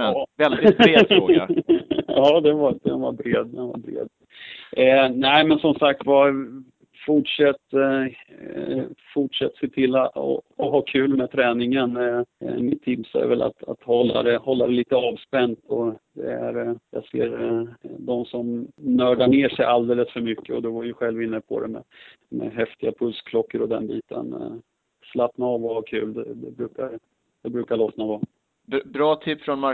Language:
Swedish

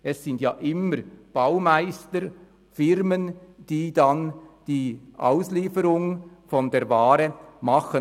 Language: Swiss German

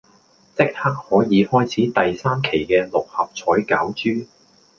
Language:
Cantonese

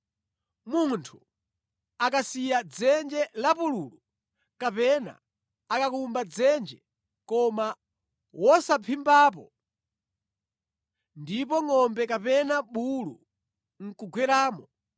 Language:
Nyanja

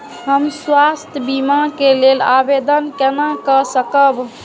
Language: Maithili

